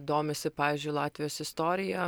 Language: Lithuanian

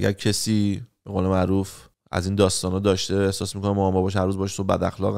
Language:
Persian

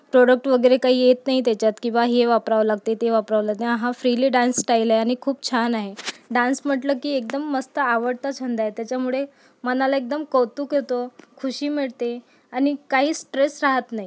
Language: Marathi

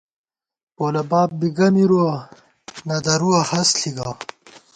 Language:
Gawar-Bati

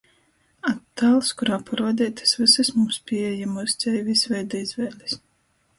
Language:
Latgalian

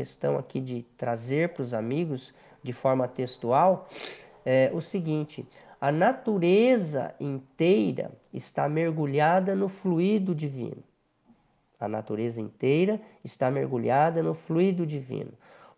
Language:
Portuguese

